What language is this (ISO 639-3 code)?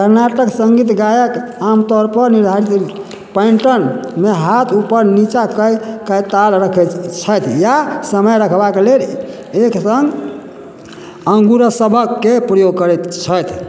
mai